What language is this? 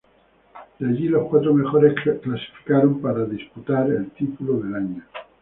Spanish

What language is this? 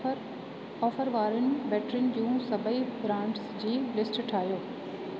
Sindhi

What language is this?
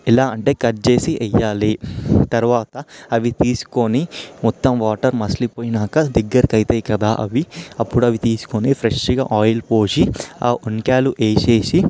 Telugu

